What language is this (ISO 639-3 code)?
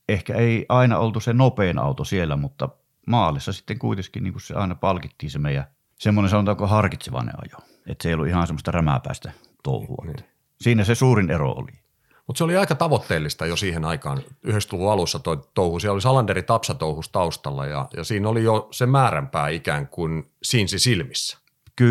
fin